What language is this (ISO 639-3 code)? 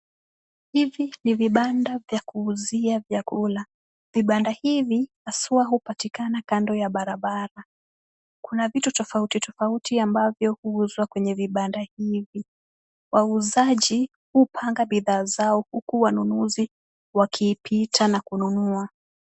swa